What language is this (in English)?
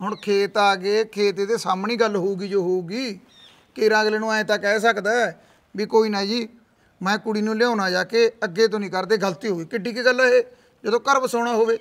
Punjabi